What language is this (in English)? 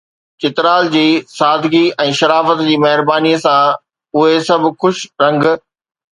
Sindhi